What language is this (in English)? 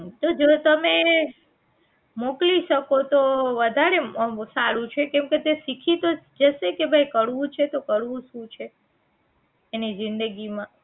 Gujarati